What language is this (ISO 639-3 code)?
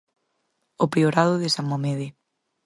glg